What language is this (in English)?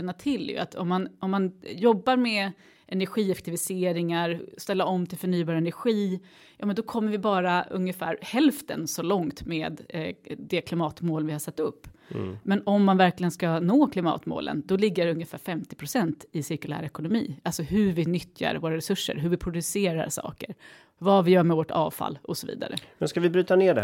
Swedish